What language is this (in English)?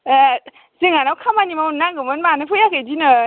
Bodo